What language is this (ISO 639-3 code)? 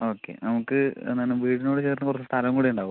mal